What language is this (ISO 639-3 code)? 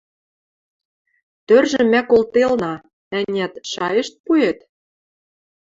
mrj